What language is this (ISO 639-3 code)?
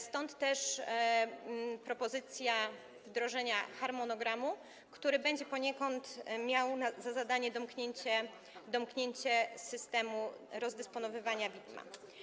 pol